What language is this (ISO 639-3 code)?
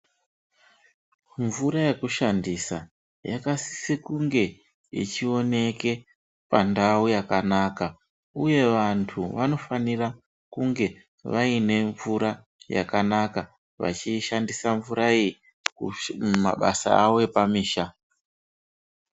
ndc